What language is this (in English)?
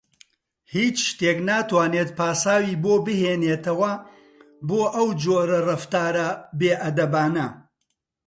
Central Kurdish